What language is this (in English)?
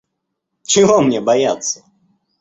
Russian